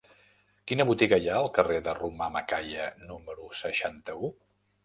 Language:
Catalan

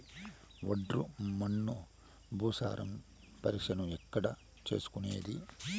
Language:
Telugu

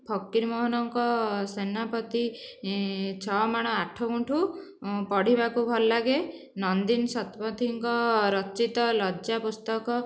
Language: Odia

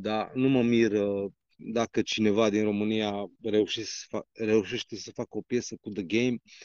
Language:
Romanian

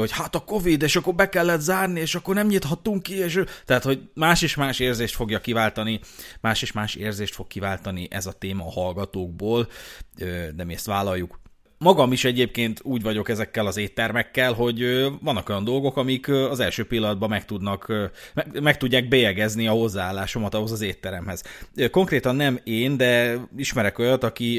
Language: Hungarian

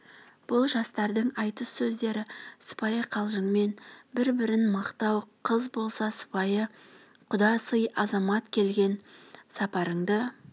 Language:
Kazakh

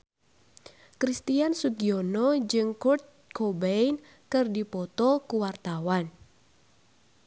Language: Sundanese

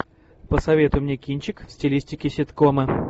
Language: Russian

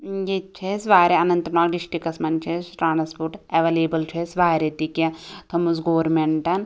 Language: Kashmiri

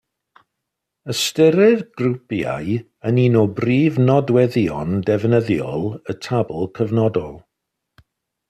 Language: Welsh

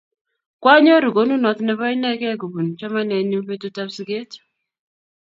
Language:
Kalenjin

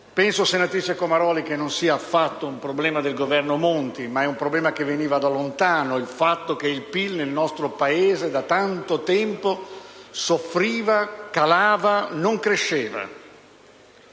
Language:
Italian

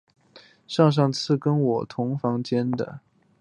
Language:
Chinese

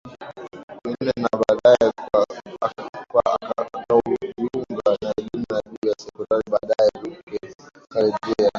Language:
Swahili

